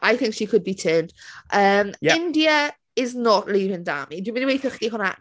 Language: Welsh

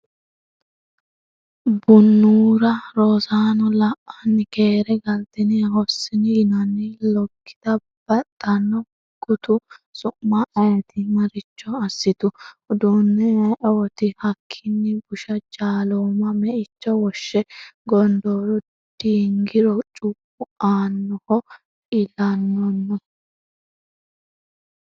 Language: Sidamo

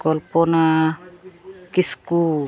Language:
Santali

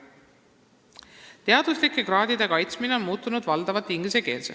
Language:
Estonian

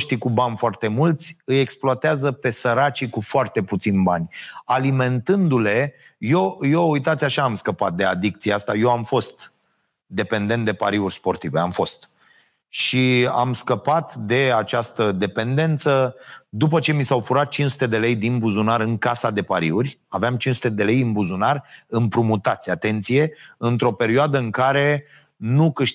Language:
Romanian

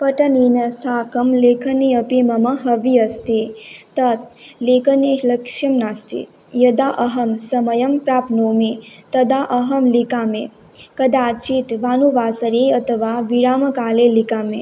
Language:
Sanskrit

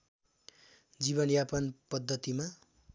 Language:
Nepali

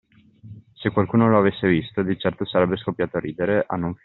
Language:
Italian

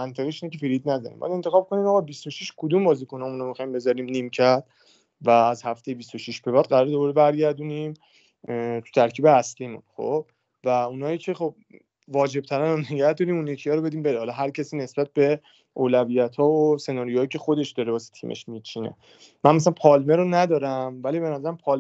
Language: Persian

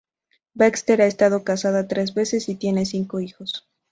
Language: Spanish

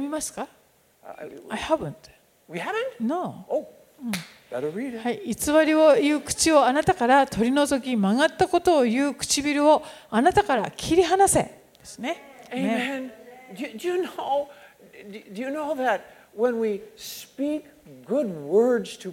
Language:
Japanese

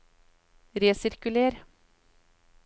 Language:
Norwegian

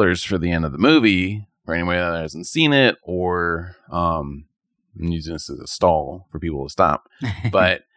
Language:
English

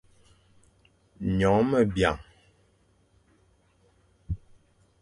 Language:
Fang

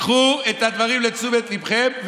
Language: Hebrew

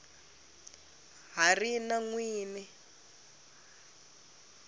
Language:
Tsonga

